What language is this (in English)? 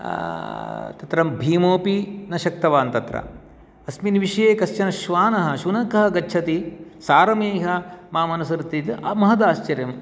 Sanskrit